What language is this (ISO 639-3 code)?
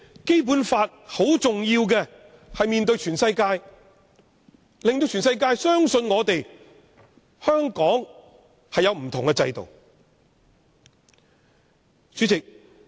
yue